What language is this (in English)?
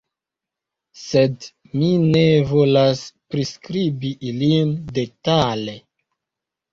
Esperanto